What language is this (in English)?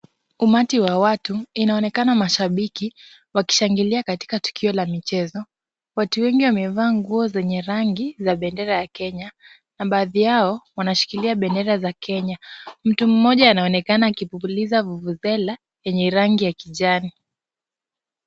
Swahili